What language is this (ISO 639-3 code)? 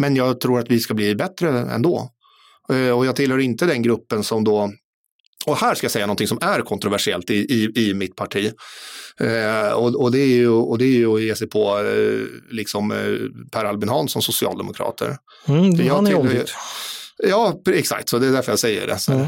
swe